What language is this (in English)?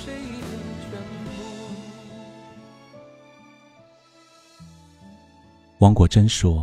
Chinese